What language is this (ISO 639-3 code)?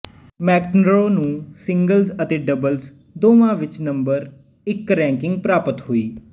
pan